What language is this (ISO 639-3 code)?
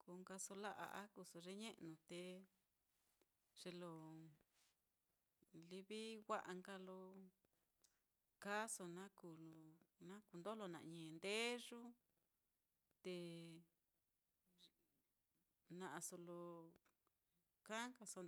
vmm